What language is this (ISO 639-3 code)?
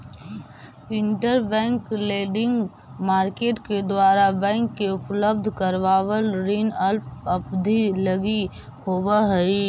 mag